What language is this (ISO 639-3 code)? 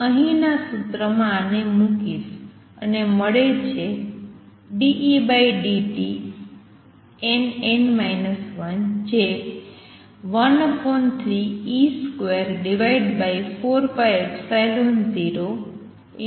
guj